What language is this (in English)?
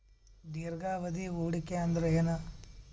Kannada